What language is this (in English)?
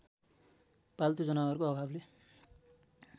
Nepali